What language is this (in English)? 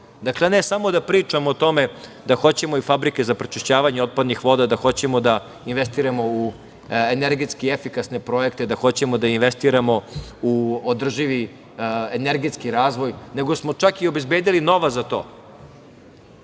Serbian